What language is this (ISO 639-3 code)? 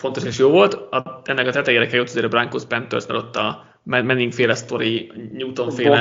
hun